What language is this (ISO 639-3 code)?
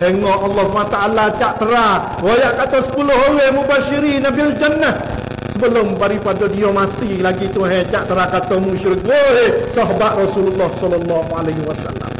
msa